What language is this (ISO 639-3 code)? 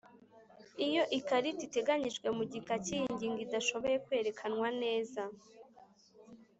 kin